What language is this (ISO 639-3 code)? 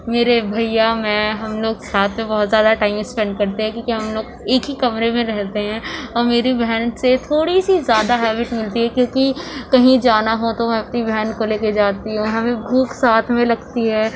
urd